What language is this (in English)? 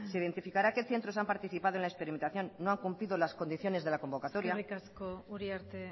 Spanish